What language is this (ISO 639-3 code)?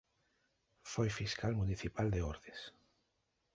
glg